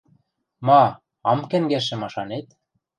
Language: Western Mari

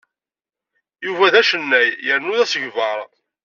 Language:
Kabyle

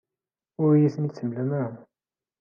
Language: Kabyle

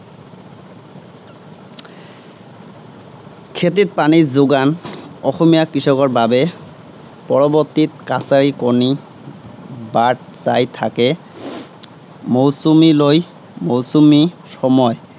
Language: Assamese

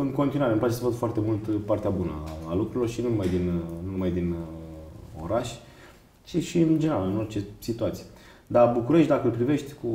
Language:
Romanian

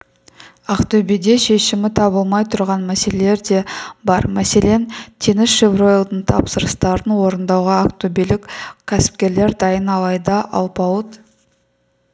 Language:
Kazakh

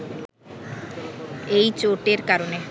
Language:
Bangla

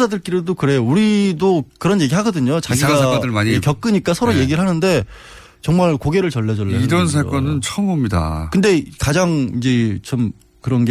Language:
Korean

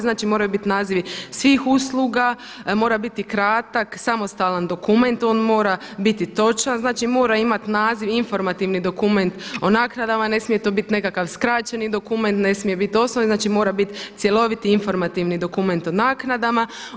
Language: Croatian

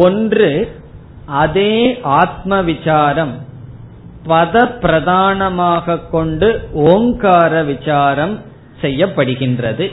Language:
Tamil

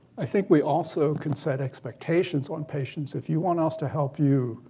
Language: English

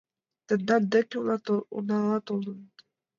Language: Mari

